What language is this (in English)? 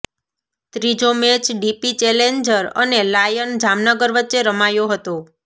Gujarati